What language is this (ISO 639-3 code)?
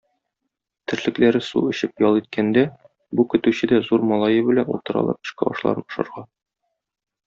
tat